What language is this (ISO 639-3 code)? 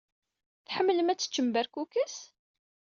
kab